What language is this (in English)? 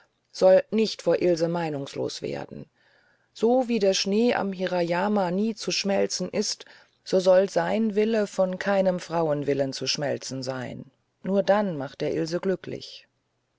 German